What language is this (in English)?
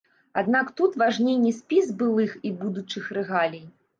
Belarusian